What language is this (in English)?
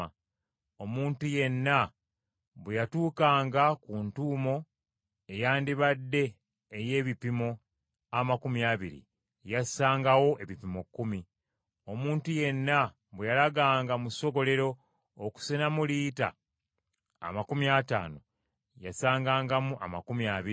Ganda